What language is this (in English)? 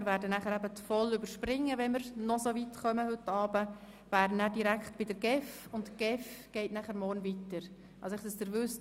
Swiss German